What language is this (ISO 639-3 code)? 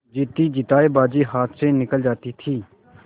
hin